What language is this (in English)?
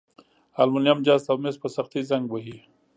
Pashto